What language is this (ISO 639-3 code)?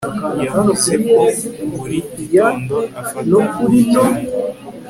kin